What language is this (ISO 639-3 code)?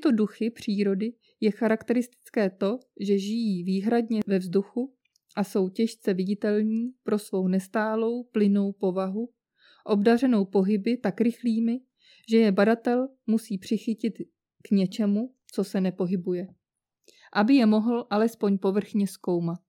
ces